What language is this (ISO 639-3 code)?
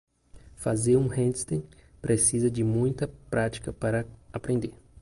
por